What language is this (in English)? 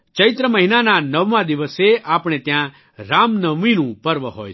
Gujarati